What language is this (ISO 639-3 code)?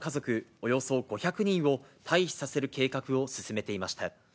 jpn